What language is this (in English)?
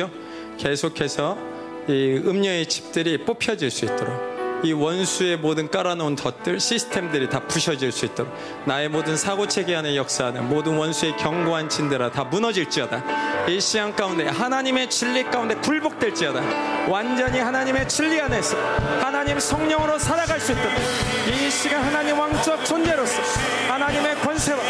Korean